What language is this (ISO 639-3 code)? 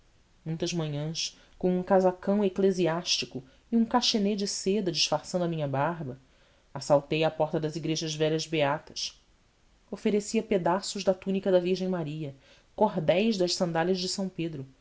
por